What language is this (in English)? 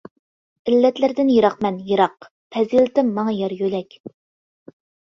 Uyghur